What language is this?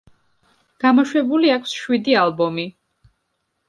Georgian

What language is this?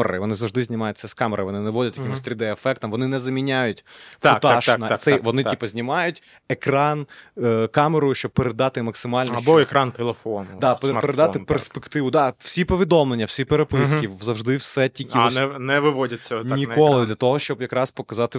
Ukrainian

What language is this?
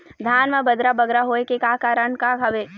Chhattisgarhi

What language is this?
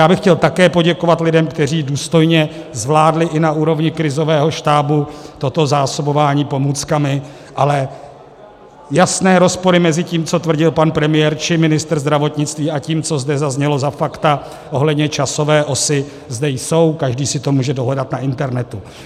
Czech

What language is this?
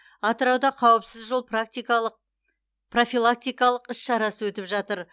Kazakh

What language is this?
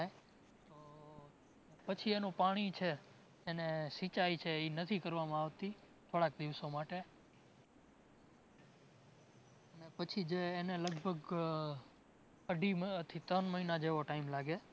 Gujarati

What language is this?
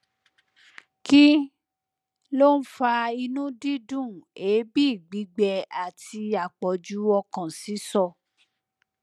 Yoruba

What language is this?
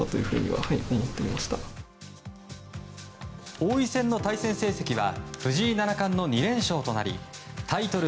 Japanese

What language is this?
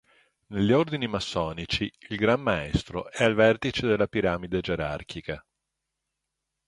Italian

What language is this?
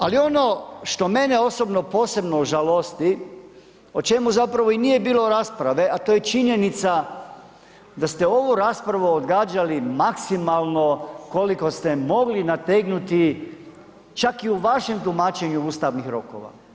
Croatian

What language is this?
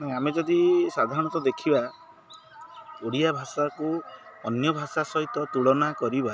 Odia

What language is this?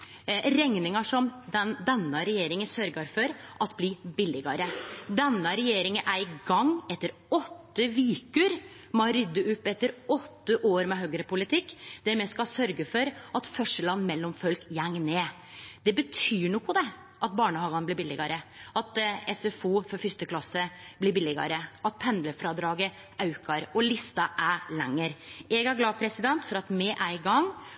Norwegian Nynorsk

